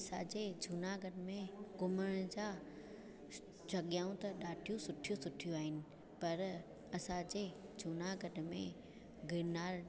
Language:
Sindhi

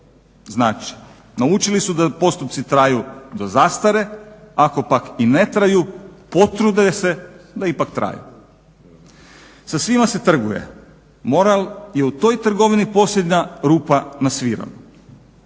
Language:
Croatian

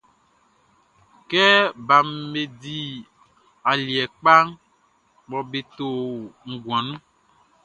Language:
Baoulé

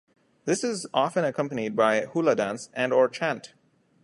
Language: English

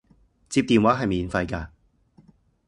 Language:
Cantonese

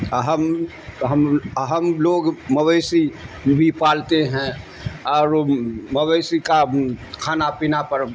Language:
Urdu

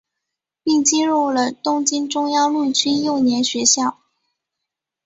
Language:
Chinese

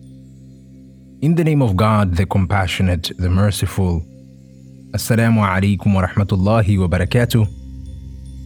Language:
English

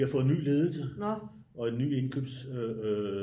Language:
Danish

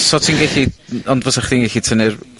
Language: Welsh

